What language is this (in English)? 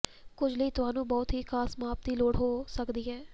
Punjabi